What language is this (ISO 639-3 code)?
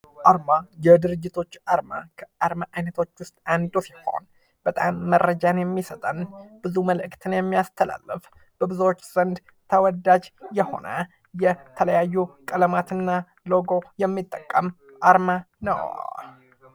amh